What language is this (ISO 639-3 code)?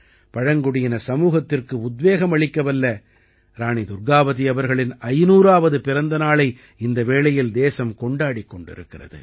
tam